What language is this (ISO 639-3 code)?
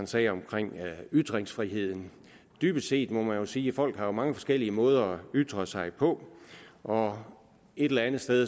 dan